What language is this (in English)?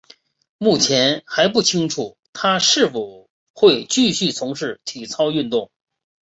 Chinese